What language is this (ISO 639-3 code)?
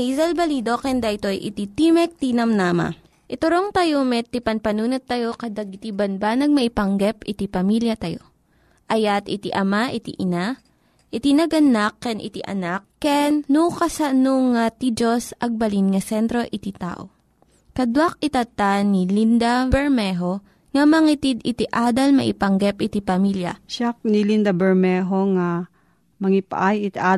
fil